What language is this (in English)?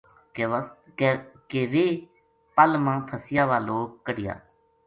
Gujari